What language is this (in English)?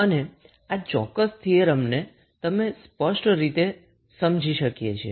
Gujarati